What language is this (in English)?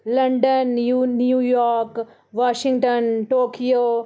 Dogri